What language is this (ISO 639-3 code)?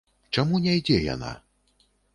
bel